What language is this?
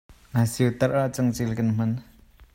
Hakha Chin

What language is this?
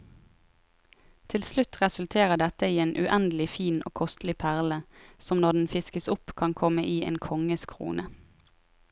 Norwegian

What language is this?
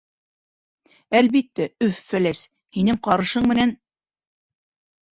Bashkir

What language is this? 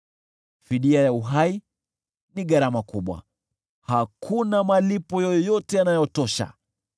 Swahili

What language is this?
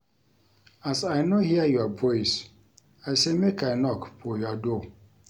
Nigerian Pidgin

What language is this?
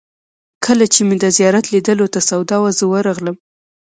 Pashto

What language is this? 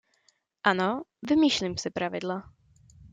Czech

